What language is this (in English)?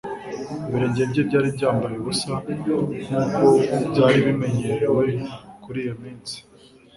Kinyarwanda